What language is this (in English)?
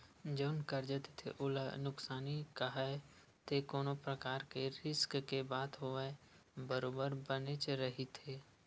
Chhattisgarhi